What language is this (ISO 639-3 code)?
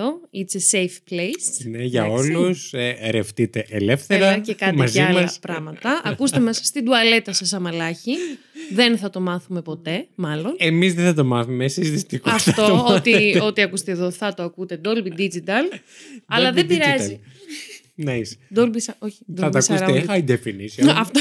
ell